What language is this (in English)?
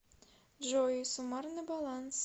Russian